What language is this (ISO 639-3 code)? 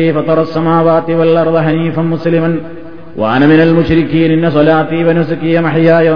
mal